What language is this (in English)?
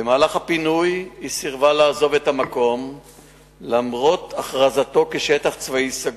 Hebrew